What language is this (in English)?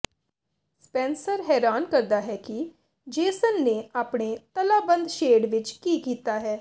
Punjabi